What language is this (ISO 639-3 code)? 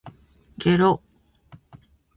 jpn